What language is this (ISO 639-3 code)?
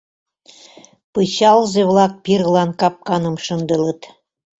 chm